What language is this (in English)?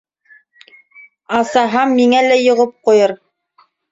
Bashkir